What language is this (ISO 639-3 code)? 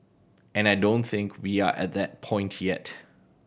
eng